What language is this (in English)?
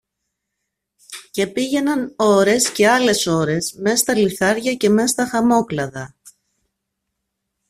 Greek